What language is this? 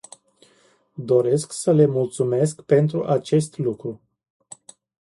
Romanian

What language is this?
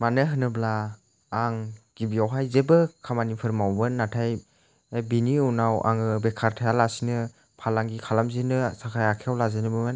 Bodo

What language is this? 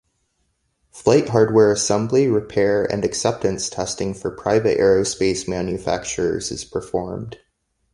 English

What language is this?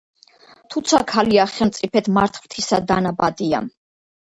Georgian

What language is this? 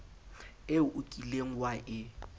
Southern Sotho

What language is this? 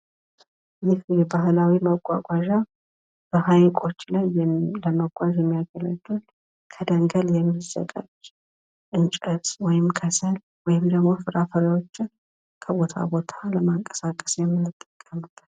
Amharic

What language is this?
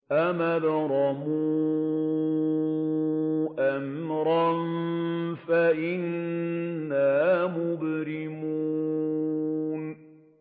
Arabic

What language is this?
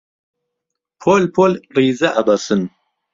Central Kurdish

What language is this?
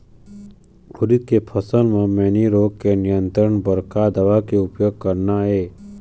Chhattisgarhi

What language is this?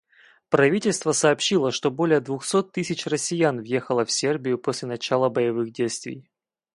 Russian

